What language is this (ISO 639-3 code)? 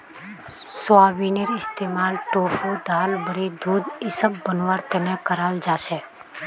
mag